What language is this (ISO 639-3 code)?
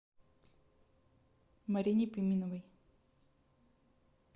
rus